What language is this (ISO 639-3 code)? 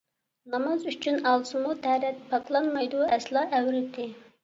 uig